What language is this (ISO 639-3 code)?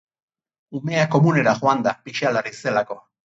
eus